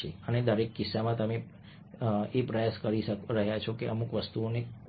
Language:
Gujarati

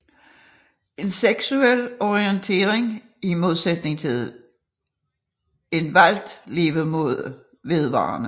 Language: Danish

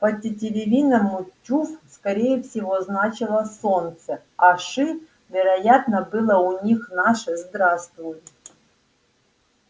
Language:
Russian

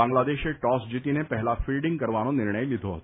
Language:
Gujarati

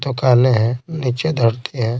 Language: Hindi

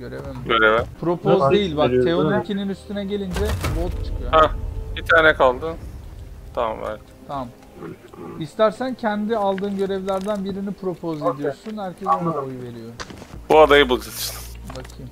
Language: Turkish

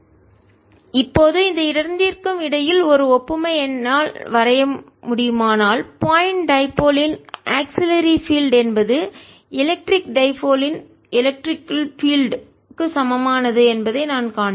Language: Tamil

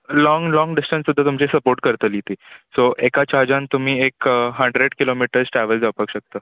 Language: Konkani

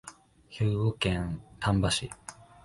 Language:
Japanese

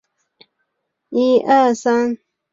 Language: Chinese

